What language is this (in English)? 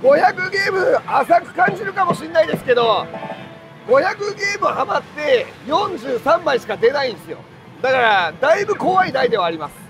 Japanese